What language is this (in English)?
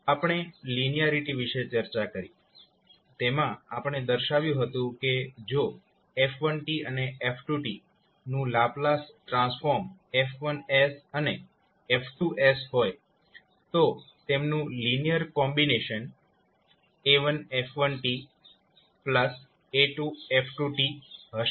Gujarati